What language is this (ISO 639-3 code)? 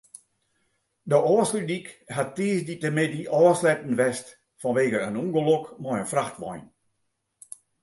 fry